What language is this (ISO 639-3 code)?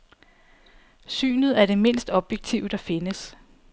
dan